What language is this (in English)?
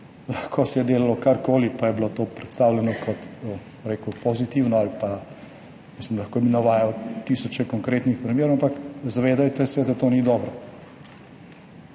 Slovenian